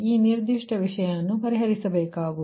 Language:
Kannada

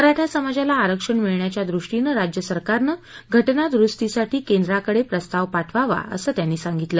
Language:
Marathi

